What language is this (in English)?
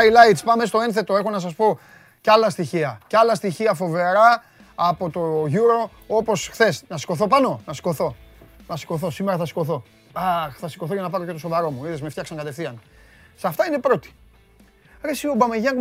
Greek